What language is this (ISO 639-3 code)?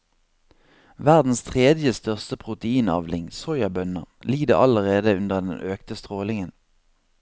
nor